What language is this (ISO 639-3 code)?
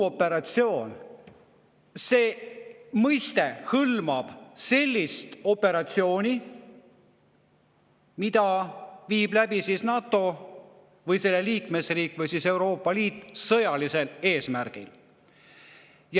est